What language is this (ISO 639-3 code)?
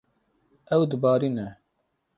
kur